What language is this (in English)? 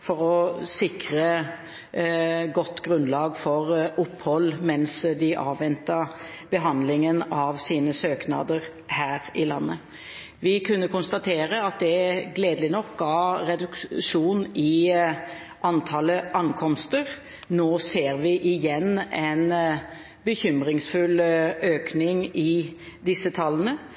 Norwegian Bokmål